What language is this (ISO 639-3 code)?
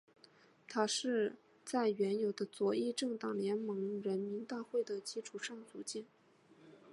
zho